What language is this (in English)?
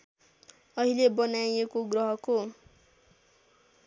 Nepali